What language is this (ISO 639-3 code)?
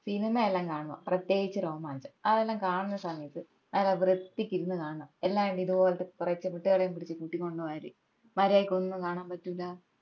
mal